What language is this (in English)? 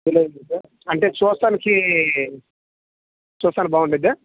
Telugu